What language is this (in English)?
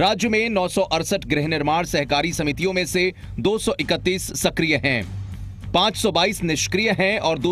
Hindi